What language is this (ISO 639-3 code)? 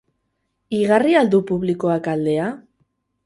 eus